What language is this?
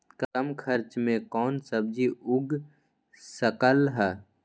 Magahi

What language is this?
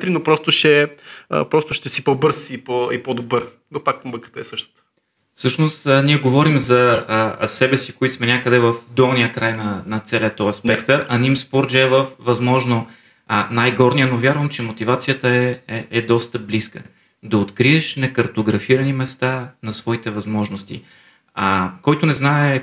Bulgarian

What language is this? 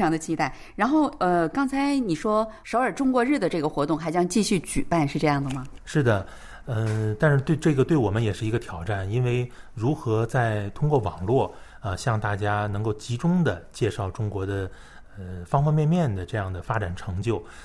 Chinese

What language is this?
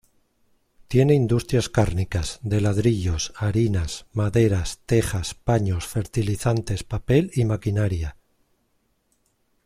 Spanish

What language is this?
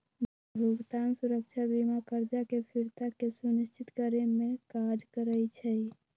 Magahi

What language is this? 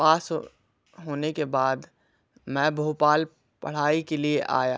Hindi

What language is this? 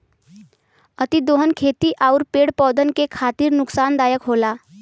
Bhojpuri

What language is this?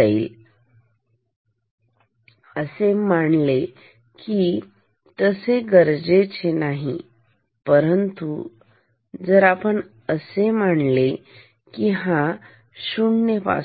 Marathi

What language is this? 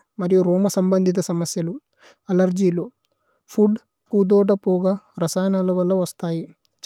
Tulu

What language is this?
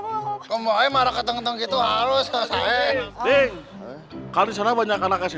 Indonesian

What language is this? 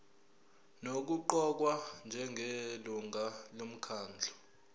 Zulu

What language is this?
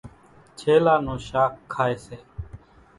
Kachi Koli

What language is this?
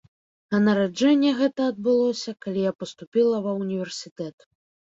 Belarusian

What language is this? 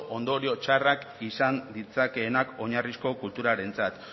Basque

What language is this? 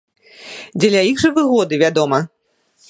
Belarusian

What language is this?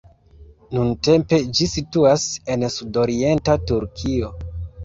Esperanto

